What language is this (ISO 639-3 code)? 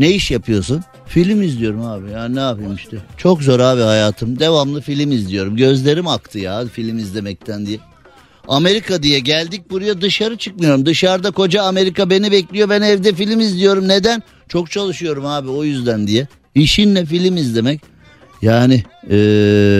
tur